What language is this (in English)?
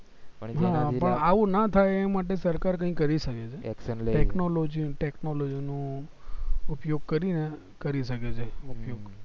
Gujarati